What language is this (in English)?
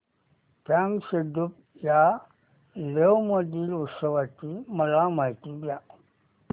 Marathi